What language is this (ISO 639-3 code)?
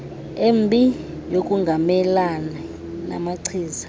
xho